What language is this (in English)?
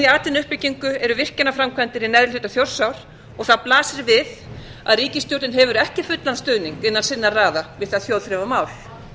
Icelandic